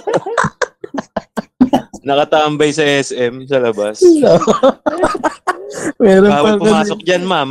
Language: Filipino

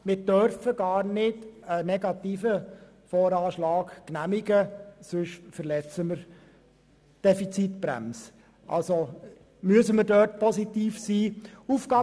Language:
Swiss German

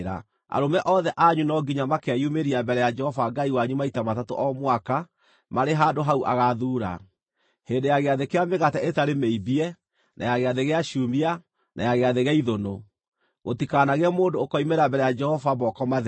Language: Kikuyu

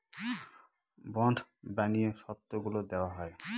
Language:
Bangla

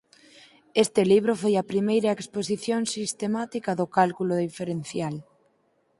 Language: Galician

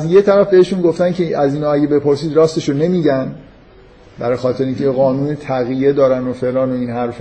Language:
Persian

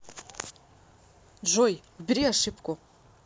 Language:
Russian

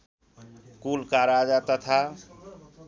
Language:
Nepali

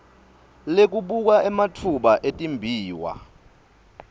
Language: Swati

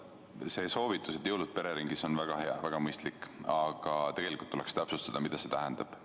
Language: Estonian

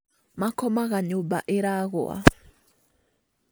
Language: Kikuyu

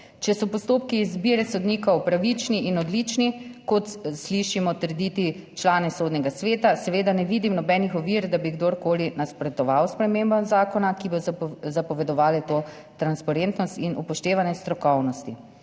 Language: Slovenian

